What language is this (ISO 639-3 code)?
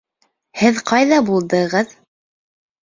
bak